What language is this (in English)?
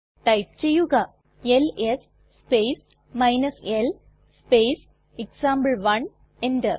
Malayalam